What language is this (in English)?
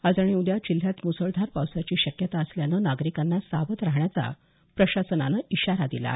Marathi